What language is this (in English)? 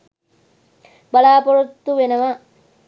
Sinhala